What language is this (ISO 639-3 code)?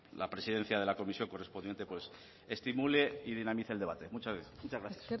spa